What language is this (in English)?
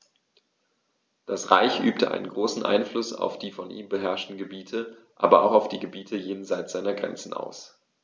German